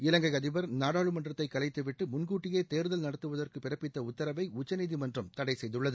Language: Tamil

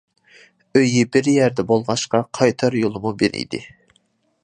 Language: Uyghur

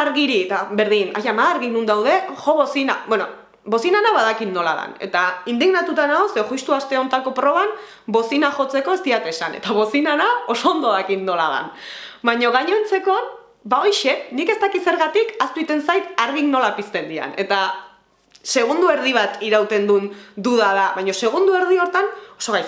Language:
Basque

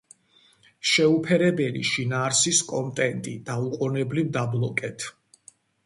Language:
Georgian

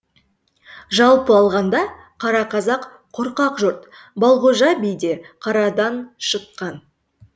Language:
Kazakh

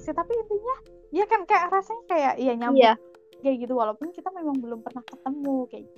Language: Indonesian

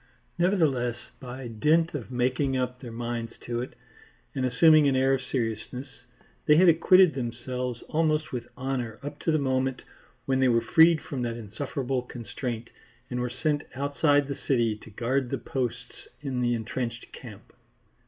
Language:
English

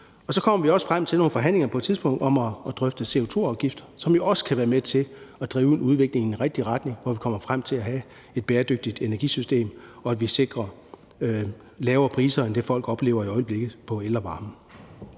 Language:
Danish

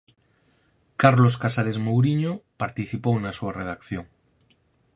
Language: Galician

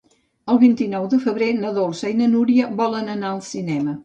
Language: Catalan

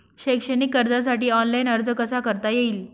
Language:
Marathi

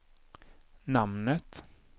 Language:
Swedish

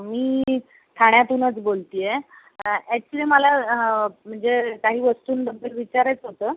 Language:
Marathi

